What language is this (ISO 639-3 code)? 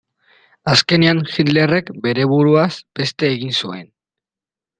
eus